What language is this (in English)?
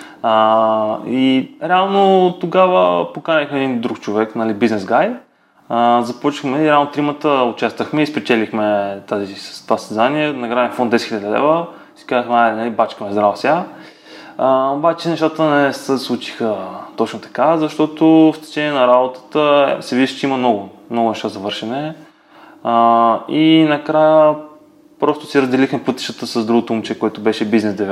Bulgarian